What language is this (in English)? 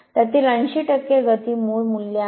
Marathi